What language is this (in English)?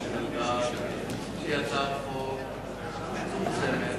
Hebrew